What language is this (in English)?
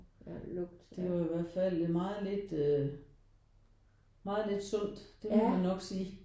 Danish